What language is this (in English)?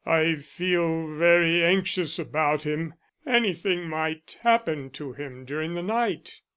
English